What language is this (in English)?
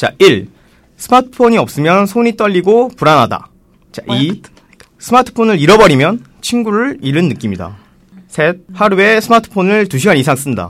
Korean